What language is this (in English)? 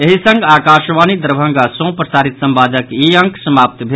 Maithili